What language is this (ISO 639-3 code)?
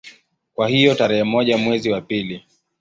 swa